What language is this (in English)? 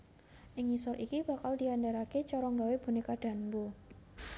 Javanese